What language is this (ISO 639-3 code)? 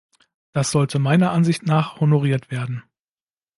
deu